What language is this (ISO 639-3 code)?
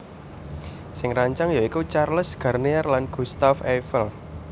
jav